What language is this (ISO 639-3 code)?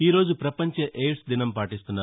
tel